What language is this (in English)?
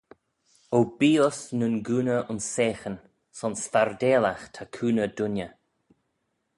Manx